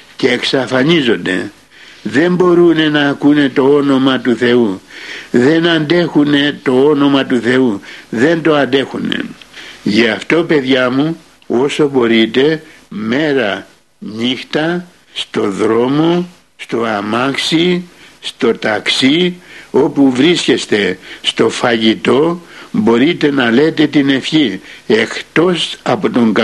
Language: Greek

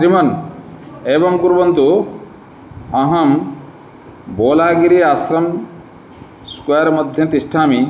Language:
Sanskrit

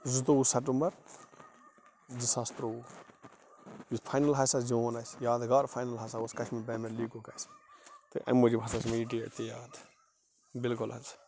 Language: Kashmiri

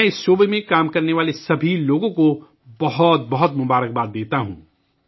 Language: Urdu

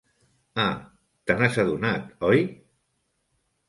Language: Catalan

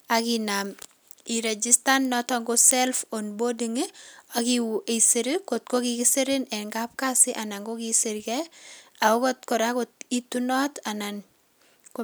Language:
Kalenjin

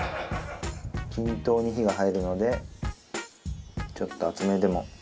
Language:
Japanese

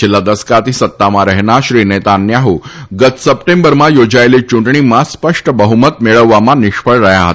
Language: Gujarati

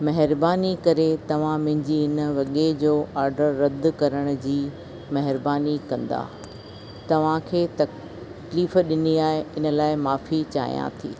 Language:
Sindhi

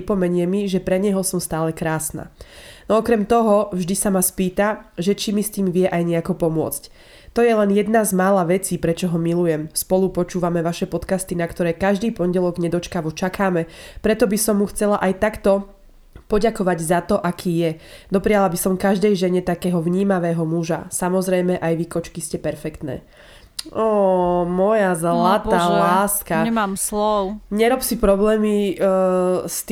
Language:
Slovak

